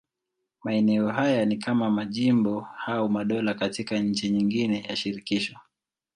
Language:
Swahili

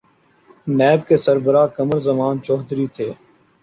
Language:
Urdu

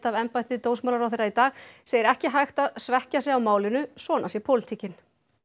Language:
Icelandic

